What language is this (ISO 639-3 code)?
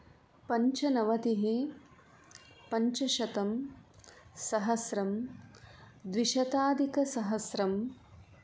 san